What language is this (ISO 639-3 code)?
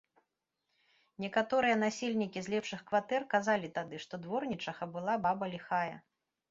bel